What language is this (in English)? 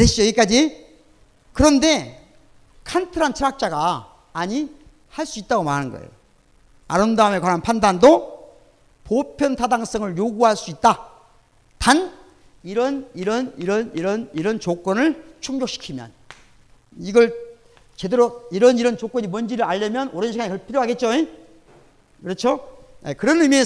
Korean